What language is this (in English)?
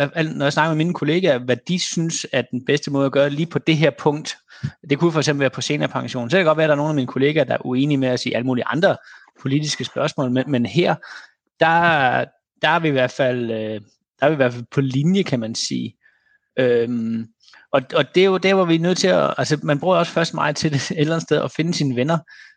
Danish